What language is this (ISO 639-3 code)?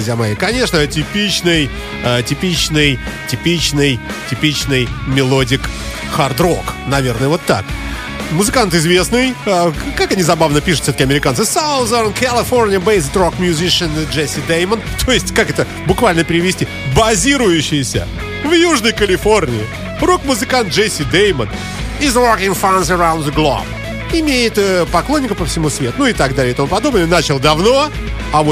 rus